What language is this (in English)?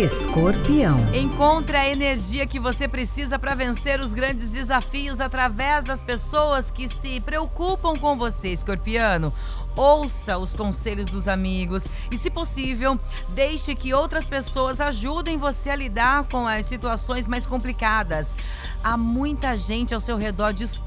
Portuguese